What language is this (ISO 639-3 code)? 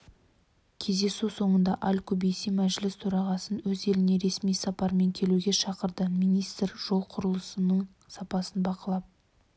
kaz